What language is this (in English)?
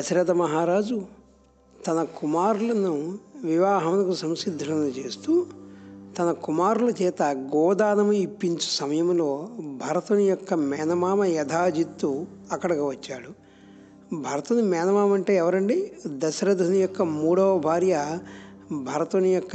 Telugu